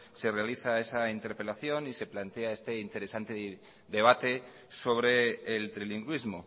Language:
Spanish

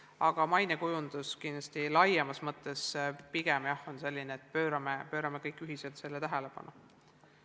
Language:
Estonian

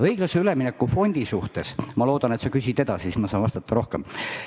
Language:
Estonian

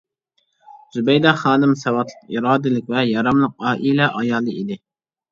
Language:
Uyghur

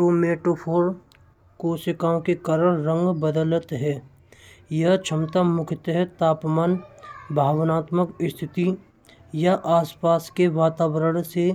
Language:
Braj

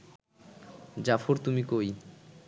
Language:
Bangla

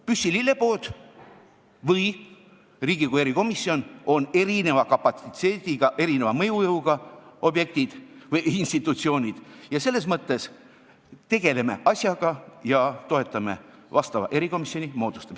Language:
Estonian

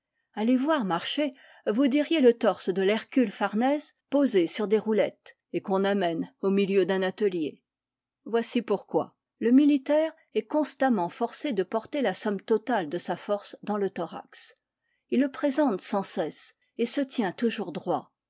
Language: French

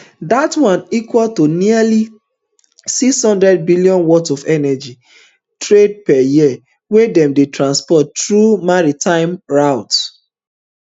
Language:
Nigerian Pidgin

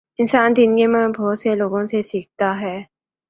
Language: Urdu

